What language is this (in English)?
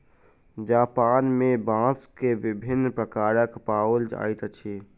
Maithili